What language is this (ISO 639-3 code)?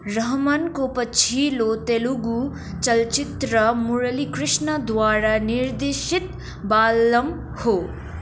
nep